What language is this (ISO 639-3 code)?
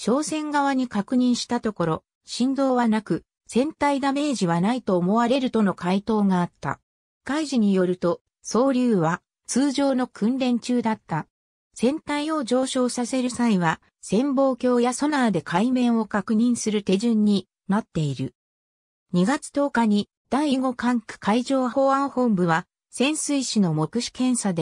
jpn